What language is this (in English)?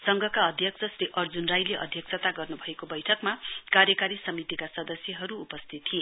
Nepali